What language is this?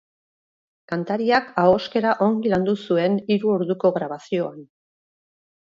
Basque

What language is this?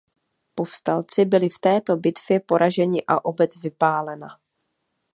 Czech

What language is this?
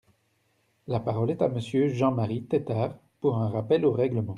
French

